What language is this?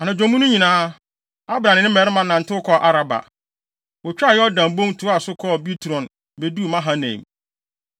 Akan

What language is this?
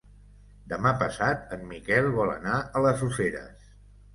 Catalan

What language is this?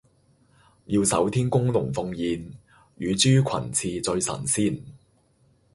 Cantonese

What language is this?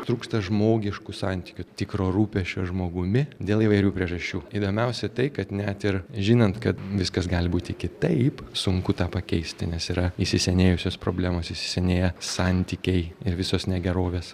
Lithuanian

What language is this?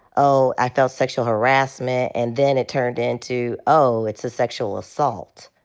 English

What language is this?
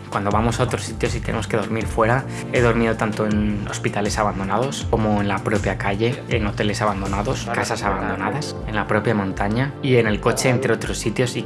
Spanish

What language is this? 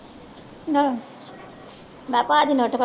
Punjabi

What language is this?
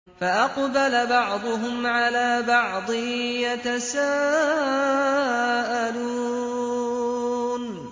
Arabic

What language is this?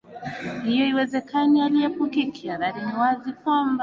Swahili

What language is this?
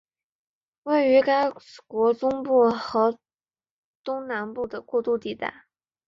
Chinese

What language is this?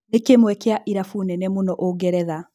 Kikuyu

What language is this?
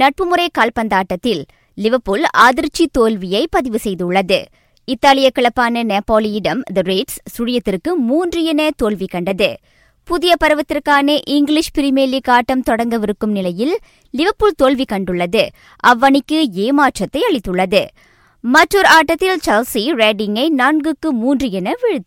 Tamil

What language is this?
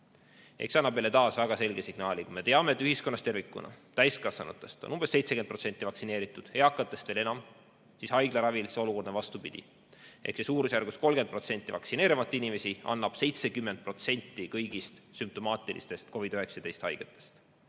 Estonian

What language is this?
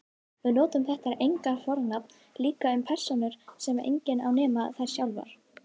Icelandic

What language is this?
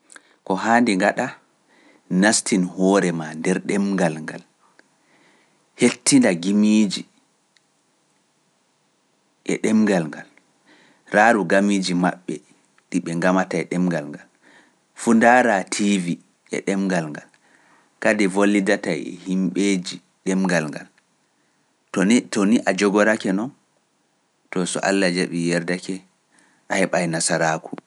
Pular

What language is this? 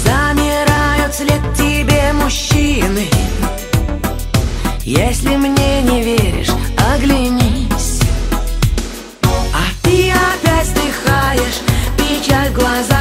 Russian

